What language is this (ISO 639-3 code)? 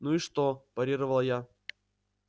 rus